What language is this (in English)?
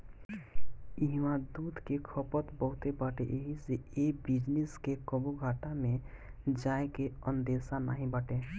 Bhojpuri